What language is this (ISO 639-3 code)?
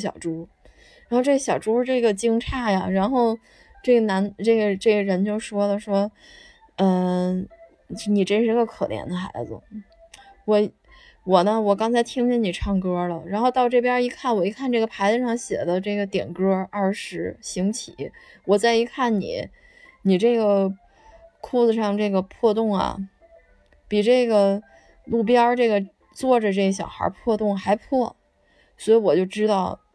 zho